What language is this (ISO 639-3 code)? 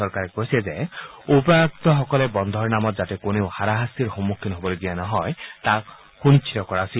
asm